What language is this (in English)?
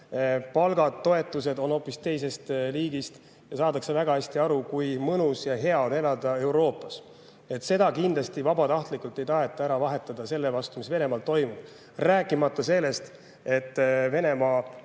Estonian